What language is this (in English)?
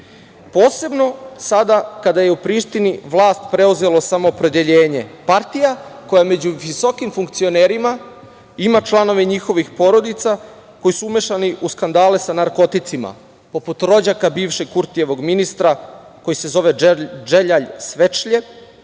Serbian